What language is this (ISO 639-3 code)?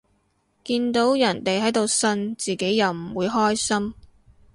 yue